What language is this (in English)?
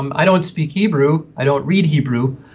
English